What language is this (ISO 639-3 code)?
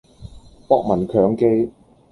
yue